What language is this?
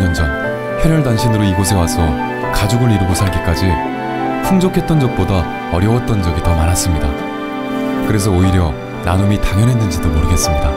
Korean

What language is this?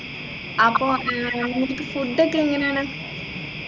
Malayalam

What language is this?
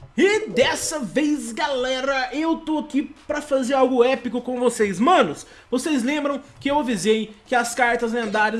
Portuguese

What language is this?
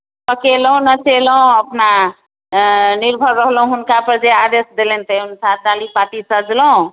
Maithili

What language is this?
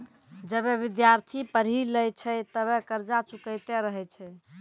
Maithili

